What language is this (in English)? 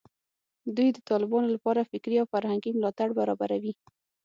Pashto